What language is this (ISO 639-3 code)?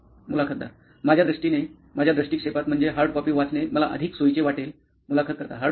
mar